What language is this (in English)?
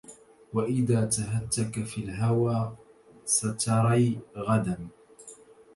Arabic